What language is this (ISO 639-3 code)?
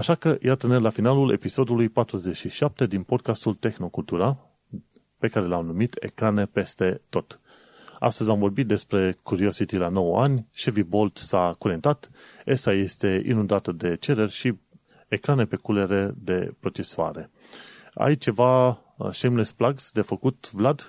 ron